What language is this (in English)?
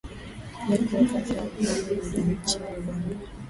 Swahili